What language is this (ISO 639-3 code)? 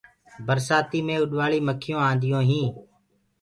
ggg